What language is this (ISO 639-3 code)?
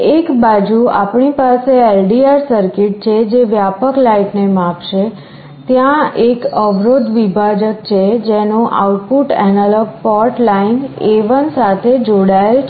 guj